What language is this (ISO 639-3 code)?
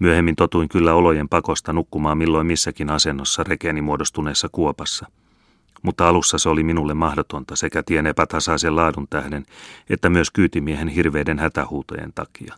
fin